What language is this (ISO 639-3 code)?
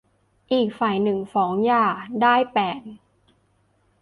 tha